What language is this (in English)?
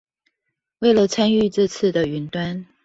Chinese